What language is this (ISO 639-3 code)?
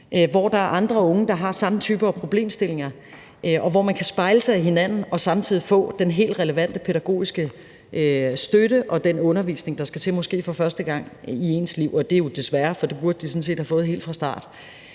dan